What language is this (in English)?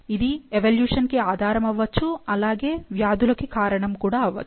Telugu